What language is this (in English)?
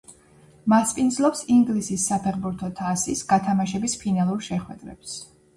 Georgian